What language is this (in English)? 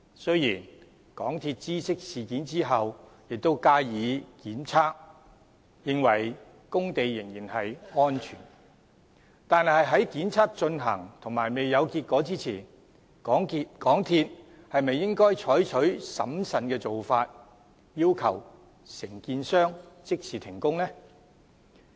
Cantonese